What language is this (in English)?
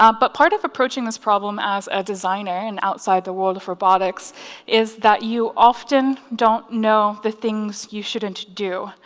English